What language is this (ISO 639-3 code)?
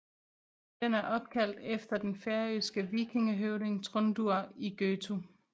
dan